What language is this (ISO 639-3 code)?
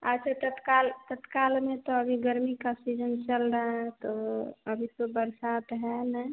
hin